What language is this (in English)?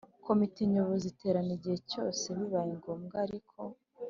Kinyarwanda